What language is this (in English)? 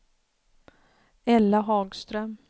Swedish